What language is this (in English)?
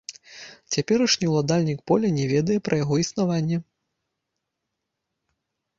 Belarusian